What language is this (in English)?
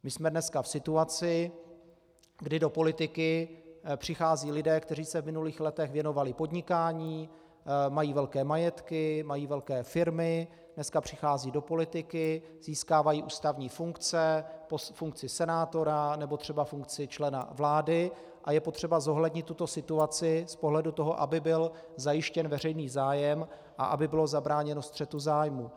Czech